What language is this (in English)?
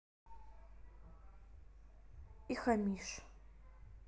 Russian